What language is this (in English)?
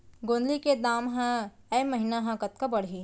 Chhattisgarhi